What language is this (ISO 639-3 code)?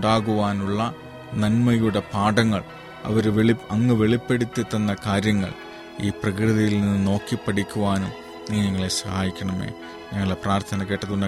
mal